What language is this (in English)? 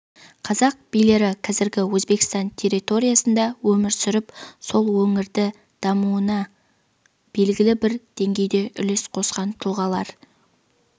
Kazakh